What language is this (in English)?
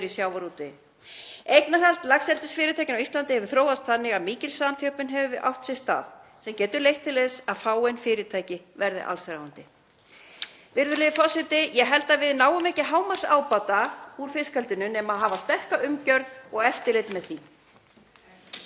Icelandic